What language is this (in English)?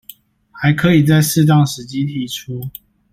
Chinese